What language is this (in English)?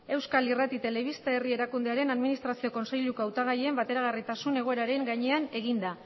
Basque